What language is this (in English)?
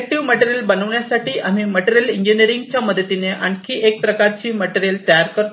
Marathi